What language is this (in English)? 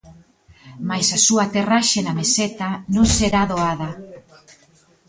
Galician